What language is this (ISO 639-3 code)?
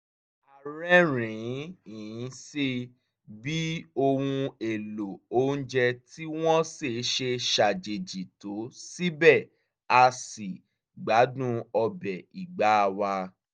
yor